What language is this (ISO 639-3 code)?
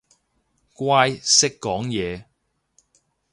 yue